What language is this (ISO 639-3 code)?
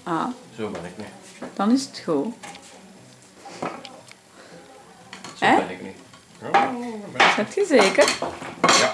nld